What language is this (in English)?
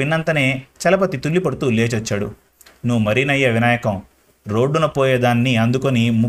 Telugu